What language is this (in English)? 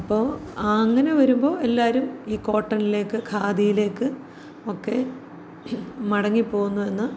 Malayalam